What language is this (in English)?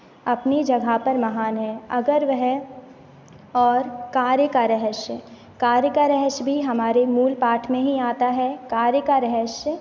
Hindi